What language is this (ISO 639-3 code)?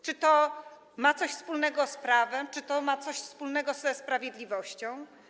pol